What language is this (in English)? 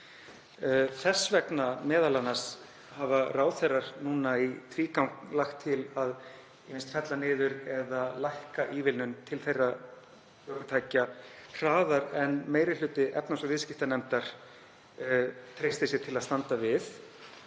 Icelandic